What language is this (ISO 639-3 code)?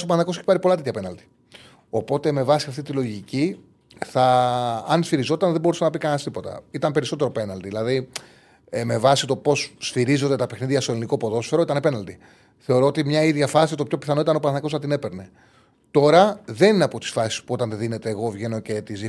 ell